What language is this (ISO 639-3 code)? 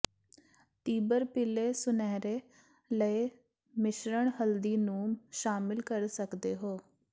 pan